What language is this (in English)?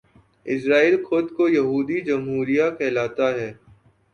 Urdu